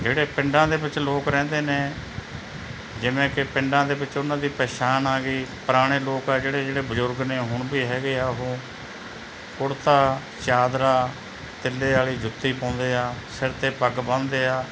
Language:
Punjabi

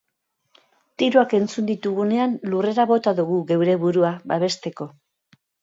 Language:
Basque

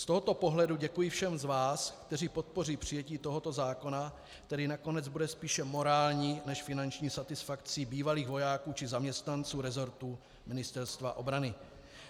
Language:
Czech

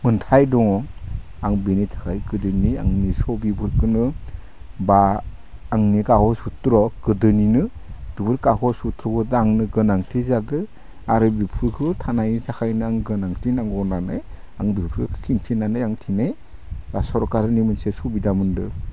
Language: Bodo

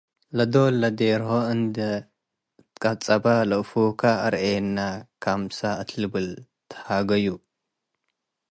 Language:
Tigre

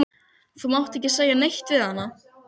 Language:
Icelandic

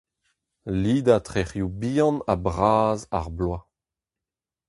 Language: Breton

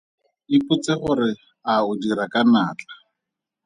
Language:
Tswana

